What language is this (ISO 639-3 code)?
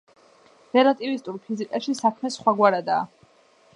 kat